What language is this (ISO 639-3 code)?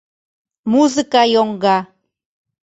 chm